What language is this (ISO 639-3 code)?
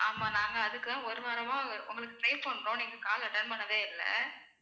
tam